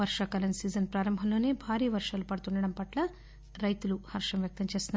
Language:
Telugu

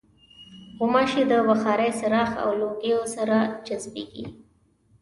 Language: Pashto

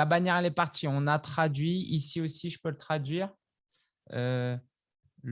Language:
French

